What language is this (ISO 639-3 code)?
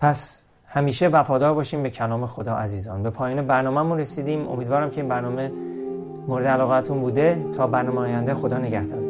fas